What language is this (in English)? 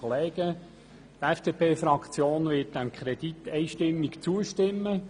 Swiss German